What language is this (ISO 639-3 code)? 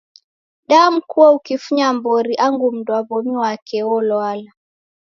dav